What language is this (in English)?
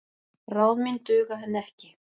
Icelandic